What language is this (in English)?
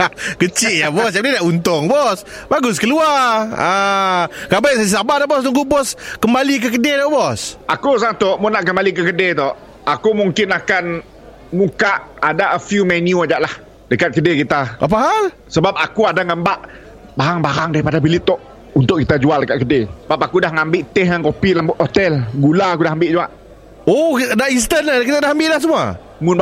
Malay